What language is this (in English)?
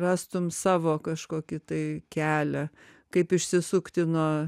Lithuanian